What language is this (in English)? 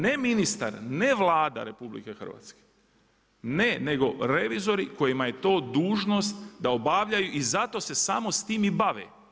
Croatian